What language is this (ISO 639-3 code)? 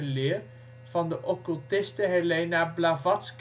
nld